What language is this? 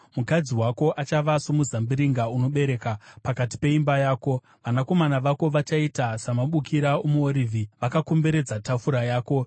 Shona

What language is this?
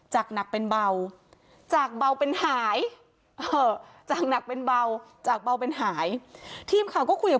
Thai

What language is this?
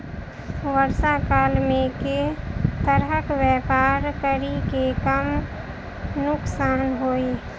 Maithili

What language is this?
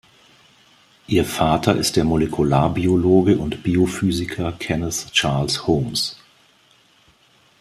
German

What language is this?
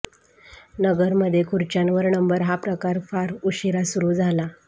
Marathi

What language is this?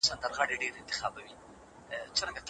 Pashto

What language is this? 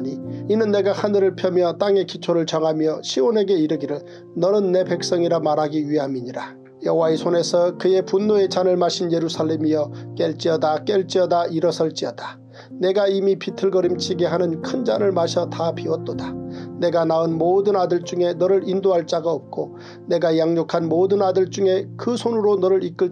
Korean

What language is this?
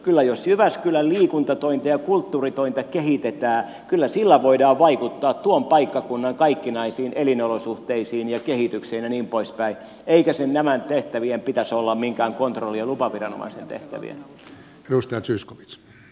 Finnish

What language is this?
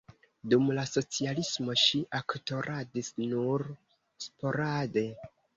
Esperanto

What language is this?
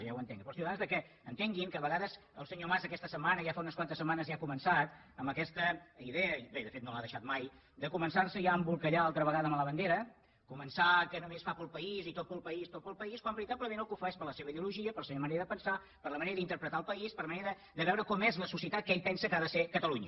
Catalan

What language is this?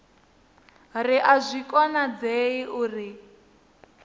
Venda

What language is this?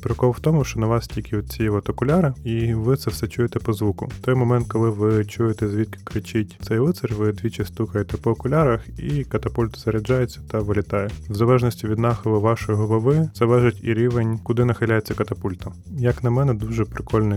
Ukrainian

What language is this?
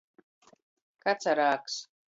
Latgalian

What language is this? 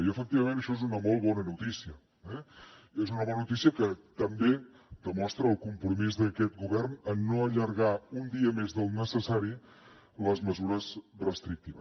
Catalan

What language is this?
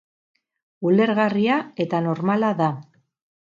Basque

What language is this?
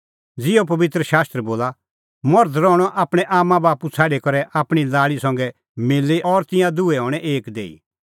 Kullu Pahari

